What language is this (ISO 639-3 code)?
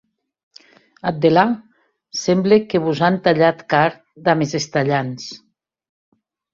oci